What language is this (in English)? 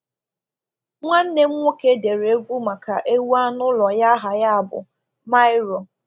Igbo